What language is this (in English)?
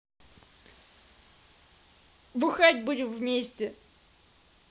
Russian